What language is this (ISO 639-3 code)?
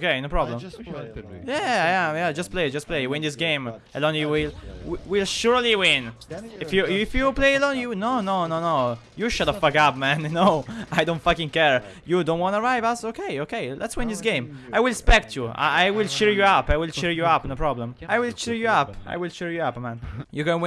ita